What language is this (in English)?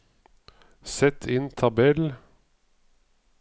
Norwegian